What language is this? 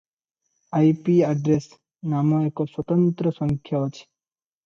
Odia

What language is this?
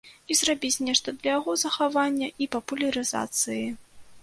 Belarusian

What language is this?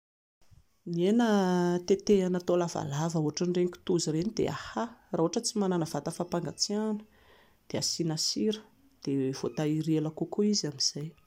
Malagasy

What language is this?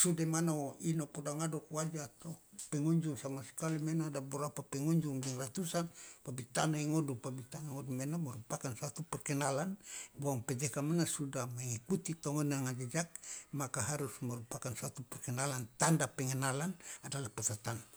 Loloda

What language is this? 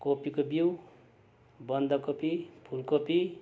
Nepali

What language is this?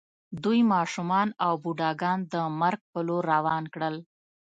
Pashto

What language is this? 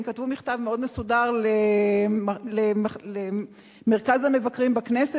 Hebrew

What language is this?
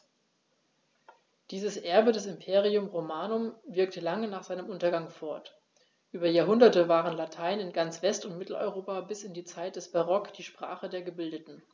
German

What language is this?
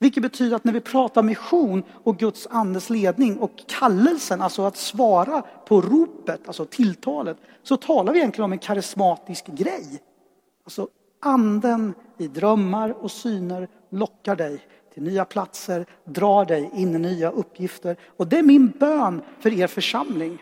Swedish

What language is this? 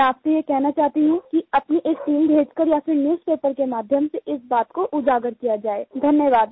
Hindi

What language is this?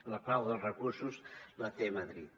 Catalan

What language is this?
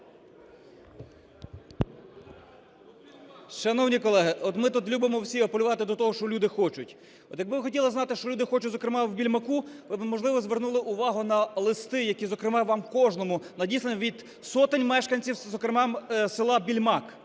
Ukrainian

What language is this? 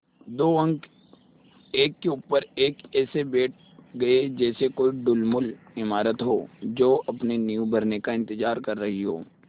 Hindi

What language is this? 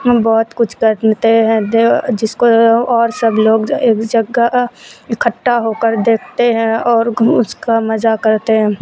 Urdu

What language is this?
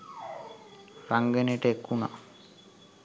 Sinhala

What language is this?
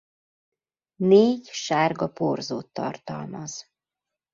Hungarian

